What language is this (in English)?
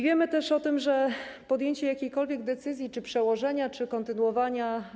Polish